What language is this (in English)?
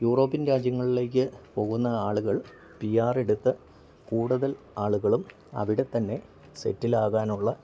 Malayalam